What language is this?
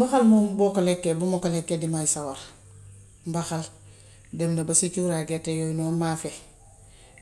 Gambian Wolof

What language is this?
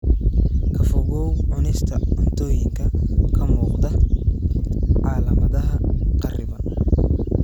Somali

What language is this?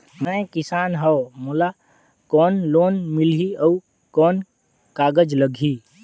Chhattisgarhi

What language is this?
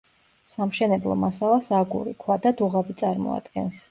Georgian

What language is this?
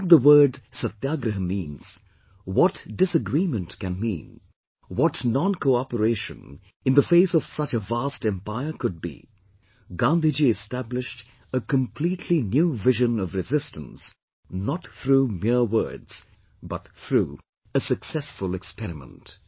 English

